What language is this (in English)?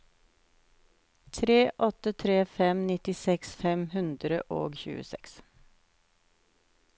Norwegian